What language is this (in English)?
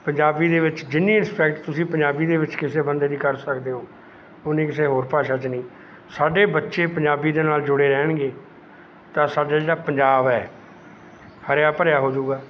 Punjabi